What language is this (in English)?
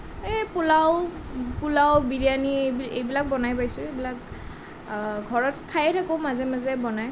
Assamese